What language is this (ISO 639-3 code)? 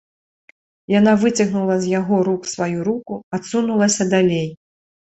bel